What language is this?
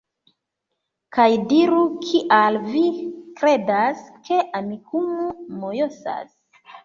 Esperanto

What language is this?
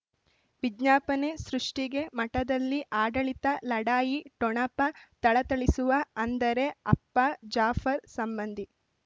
Kannada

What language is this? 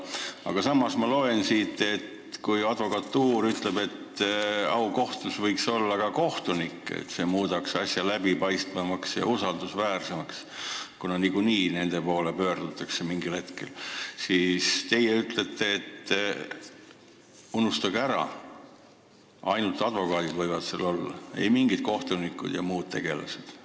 Estonian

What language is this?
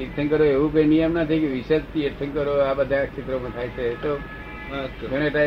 Gujarati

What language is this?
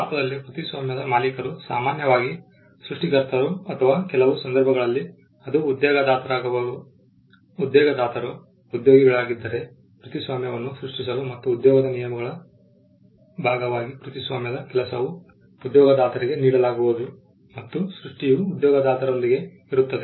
Kannada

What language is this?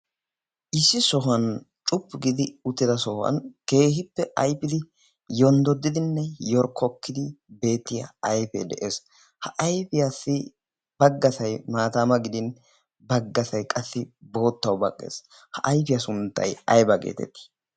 Wolaytta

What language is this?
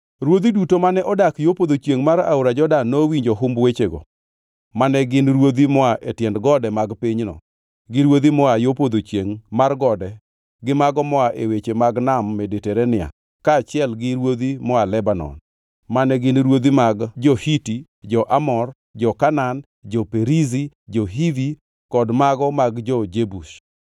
Luo (Kenya and Tanzania)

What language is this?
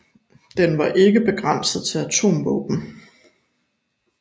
Danish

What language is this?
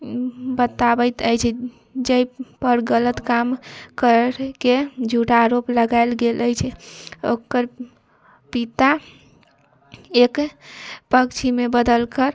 Maithili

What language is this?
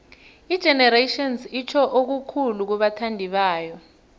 South Ndebele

